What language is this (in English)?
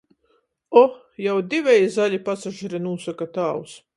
Latgalian